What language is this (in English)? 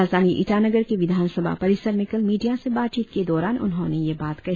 Hindi